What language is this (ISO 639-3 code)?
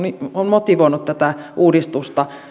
fin